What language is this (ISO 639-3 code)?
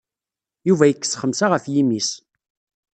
kab